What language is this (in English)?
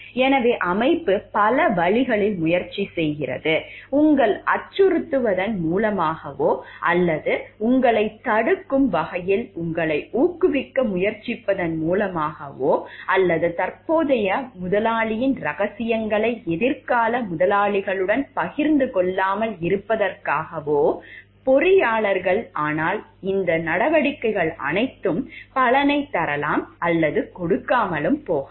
Tamil